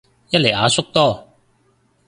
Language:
Cantonese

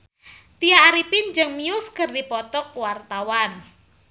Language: Sundanese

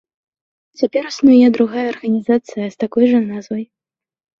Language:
Belarusian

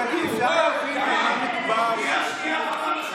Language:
Hebrew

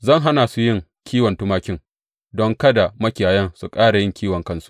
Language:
Hausa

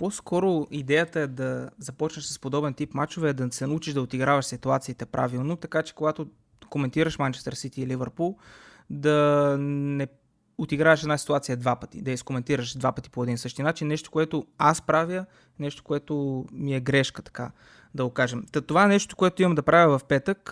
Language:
Bulgarian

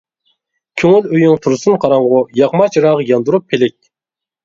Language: Uyghur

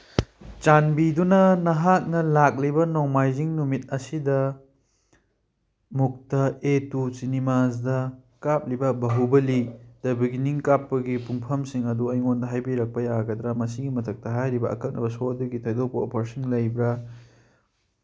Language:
Manipuri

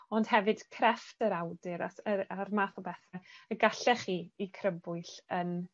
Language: Welsh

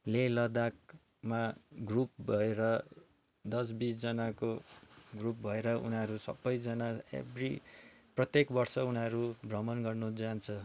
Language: Nepali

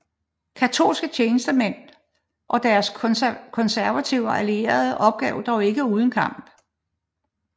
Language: Danish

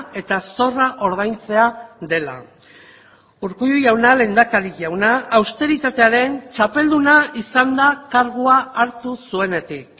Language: Basque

